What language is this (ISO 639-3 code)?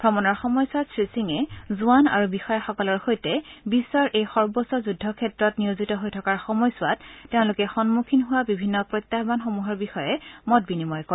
asm